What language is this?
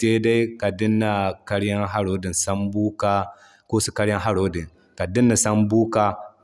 Zarma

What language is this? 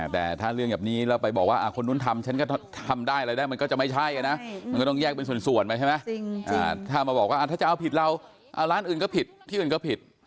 Thai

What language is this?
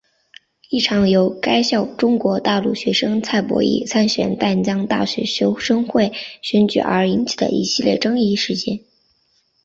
Chinese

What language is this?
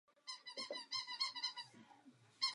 Czech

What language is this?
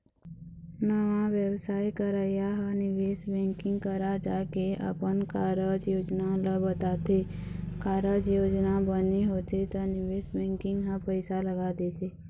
Chhattisgarhi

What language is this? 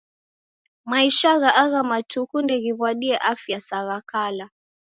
Taita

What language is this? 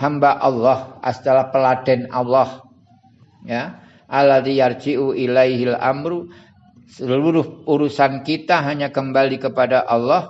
Indonesian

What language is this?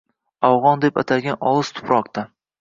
Uzbek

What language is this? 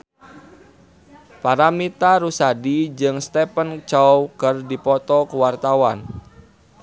Sundanese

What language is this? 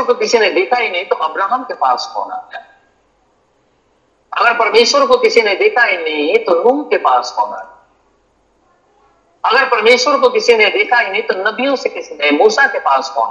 Hindi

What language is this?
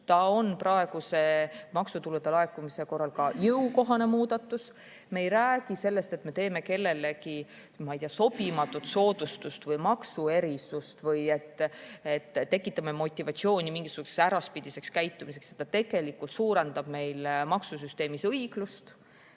Estonian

